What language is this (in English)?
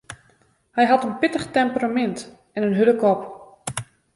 Western Frisian